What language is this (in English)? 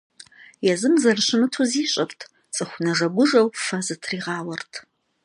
Kabardian